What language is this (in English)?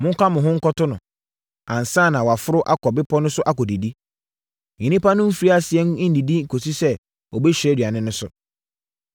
Akan